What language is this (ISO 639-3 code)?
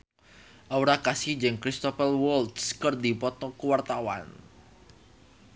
sun